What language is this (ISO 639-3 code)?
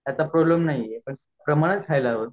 mar